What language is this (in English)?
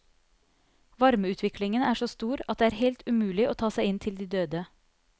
Norwegian